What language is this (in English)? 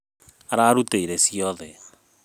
Kikuyu